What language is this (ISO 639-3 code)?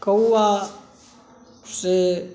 mai